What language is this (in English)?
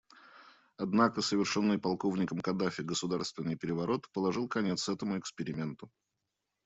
Russian